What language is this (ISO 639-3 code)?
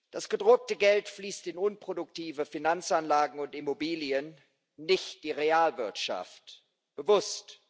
deu